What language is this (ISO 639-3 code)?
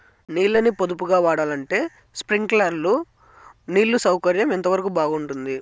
tel